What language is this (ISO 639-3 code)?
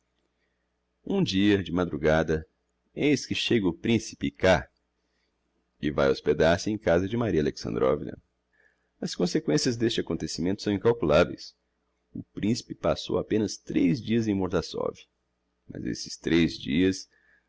por